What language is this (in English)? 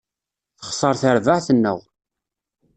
Kabyle